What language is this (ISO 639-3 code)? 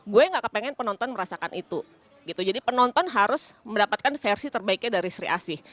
ind